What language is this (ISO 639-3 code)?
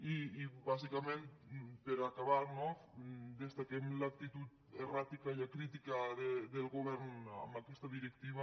cat